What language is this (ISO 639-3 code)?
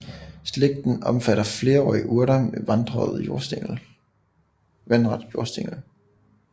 dan